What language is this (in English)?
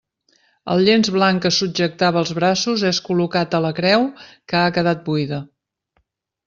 Catalan